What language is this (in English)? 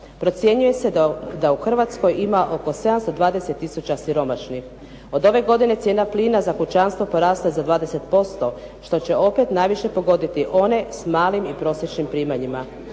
Croatian